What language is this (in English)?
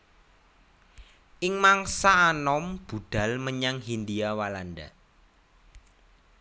Javanese